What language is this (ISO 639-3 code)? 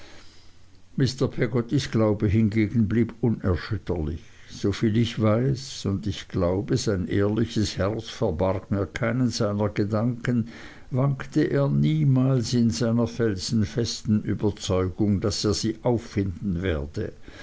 deu